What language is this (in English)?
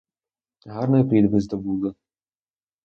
Ukrainian